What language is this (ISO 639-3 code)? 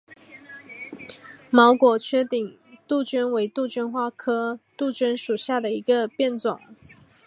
zho